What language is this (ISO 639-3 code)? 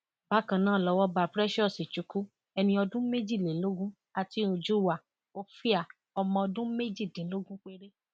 yor